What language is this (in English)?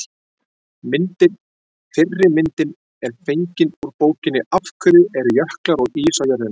Icelandic